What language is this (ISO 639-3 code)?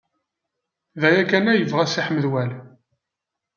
kab